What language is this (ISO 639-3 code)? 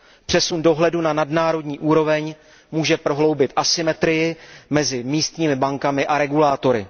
ces